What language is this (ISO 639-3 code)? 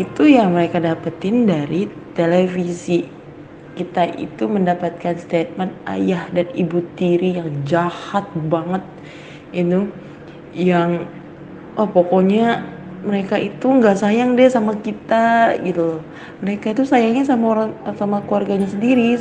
ind